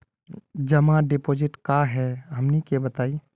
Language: Magahi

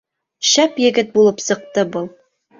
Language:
Bashkir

